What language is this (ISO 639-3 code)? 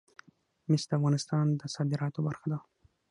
pus